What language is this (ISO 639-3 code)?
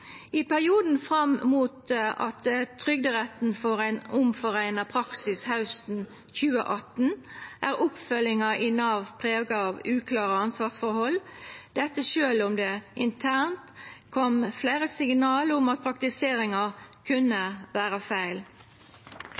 nno